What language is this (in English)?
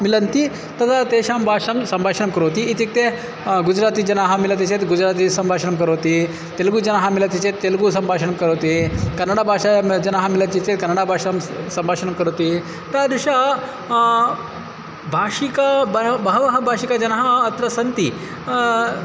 Sanskrit